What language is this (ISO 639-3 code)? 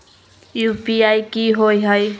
mag